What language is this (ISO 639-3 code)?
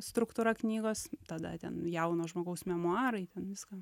lit